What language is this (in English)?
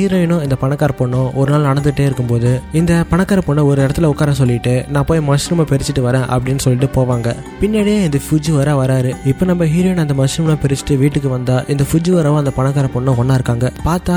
Tamil